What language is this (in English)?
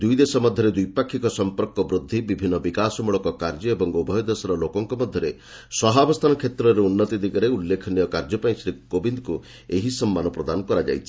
Odia